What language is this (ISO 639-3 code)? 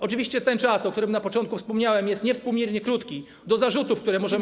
pol